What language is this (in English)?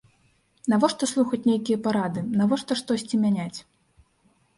Belarusian